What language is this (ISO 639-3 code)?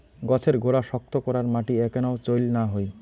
ben